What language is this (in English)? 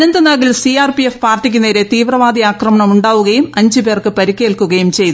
Malayalam